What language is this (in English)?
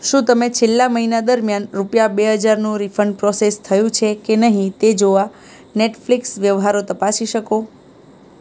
Gujarati